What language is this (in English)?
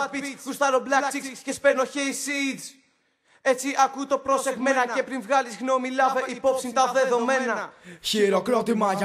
Greek